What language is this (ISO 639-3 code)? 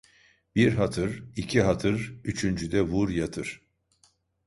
tur